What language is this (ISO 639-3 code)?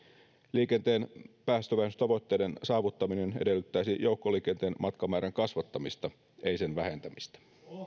fin